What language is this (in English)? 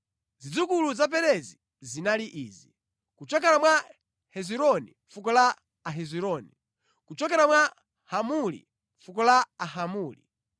Nyanja